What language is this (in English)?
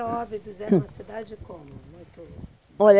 Portuguese